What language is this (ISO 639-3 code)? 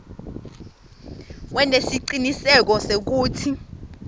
ssw